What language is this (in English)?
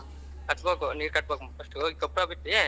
Kannada